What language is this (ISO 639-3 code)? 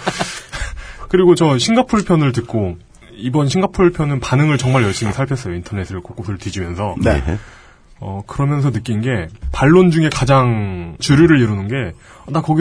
kor